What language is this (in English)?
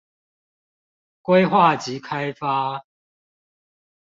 Chinese